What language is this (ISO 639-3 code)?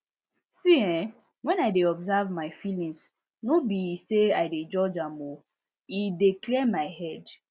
pcm